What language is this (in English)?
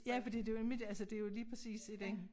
Danish